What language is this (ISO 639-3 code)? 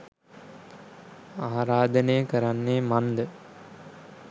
sin